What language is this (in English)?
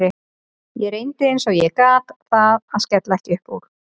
Icelandic